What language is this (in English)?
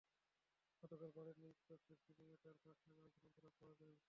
Bangla